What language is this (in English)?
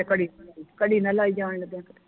Punjabi